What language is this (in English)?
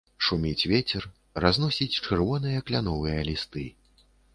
Belarusian